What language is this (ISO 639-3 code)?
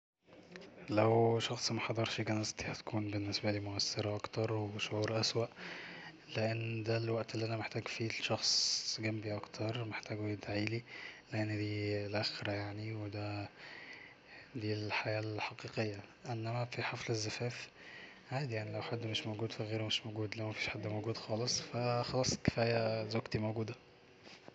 arz